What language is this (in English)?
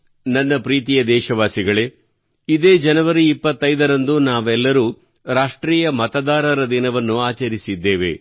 Kannada